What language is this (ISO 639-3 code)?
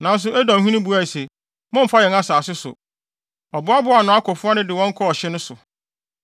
aka